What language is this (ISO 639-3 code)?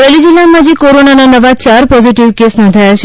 guj